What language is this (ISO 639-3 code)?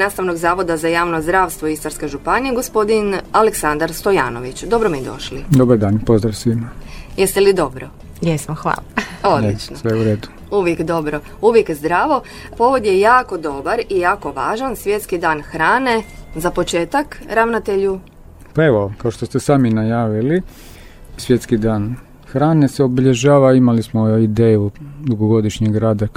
hrv